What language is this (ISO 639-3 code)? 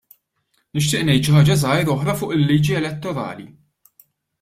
mlt